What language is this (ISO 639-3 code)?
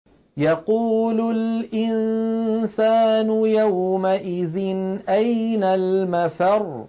ara